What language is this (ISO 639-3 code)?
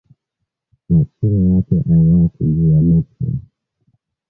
swa